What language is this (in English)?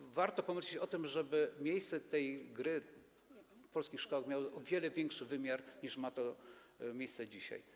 Polish